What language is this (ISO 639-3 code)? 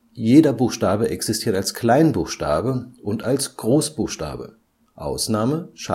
deu